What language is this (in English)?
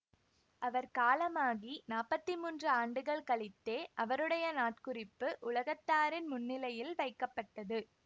Tamil